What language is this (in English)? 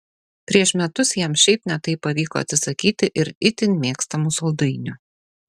Lithuanian